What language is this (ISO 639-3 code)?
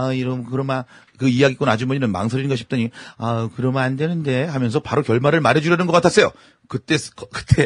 kor